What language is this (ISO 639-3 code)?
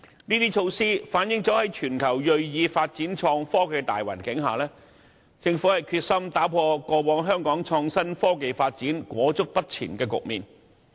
yue